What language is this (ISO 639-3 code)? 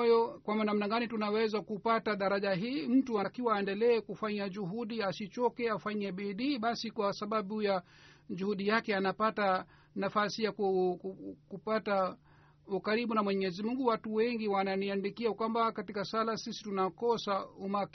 swa